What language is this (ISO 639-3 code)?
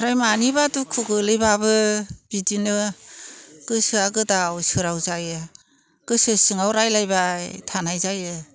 brx